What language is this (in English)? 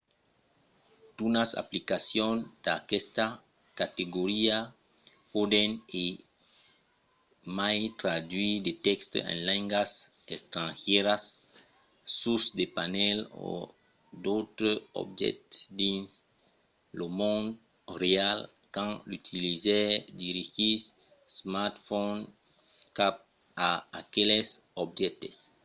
Occitan